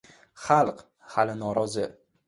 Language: Uzbek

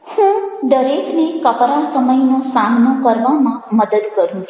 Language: Gujarati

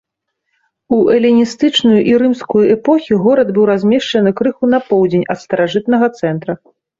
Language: Belarusian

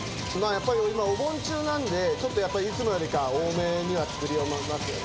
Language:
Japanese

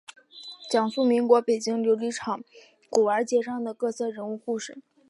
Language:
Chinese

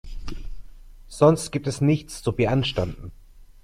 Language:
German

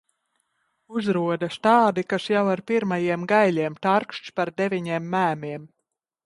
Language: Latvian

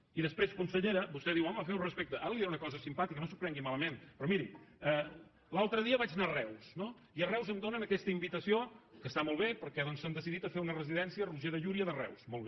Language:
Catalan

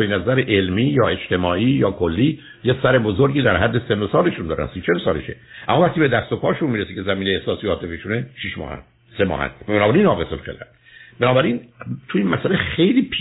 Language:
Persian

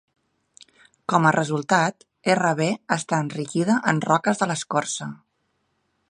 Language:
Catalan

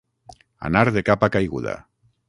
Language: Catalan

